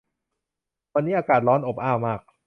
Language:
Thai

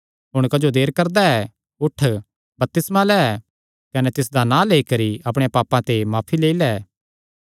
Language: Kangri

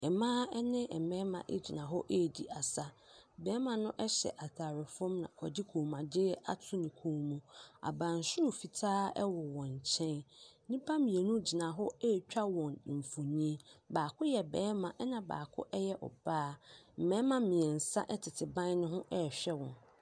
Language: Akan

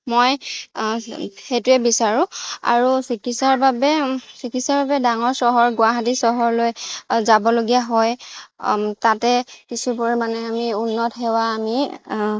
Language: Assamese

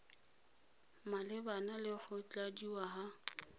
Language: Tswana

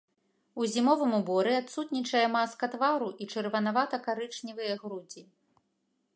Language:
Belarusian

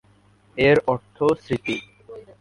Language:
Bangla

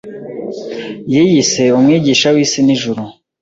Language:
Kinyarwanda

